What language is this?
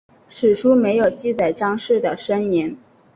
Chinese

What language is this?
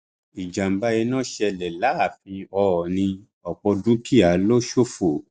Yoruba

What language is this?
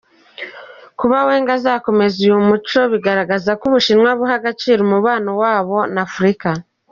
Kinyarwanda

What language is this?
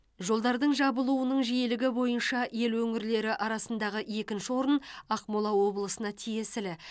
Kazakh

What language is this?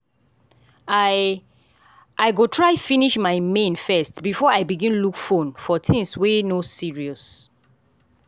Nigerian Pidgin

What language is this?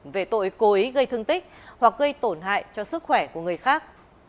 Vietnamese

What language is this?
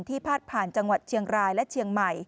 Thai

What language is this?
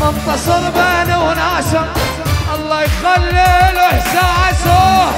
Arabic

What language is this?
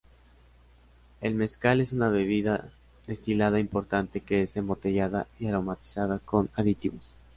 Spanish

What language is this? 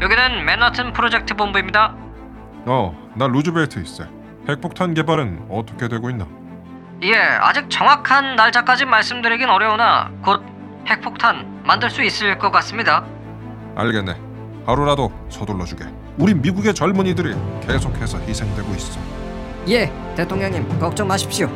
Korean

